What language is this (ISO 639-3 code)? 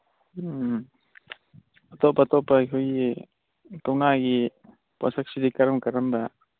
mni